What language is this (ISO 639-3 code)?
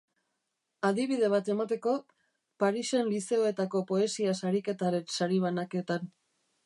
eus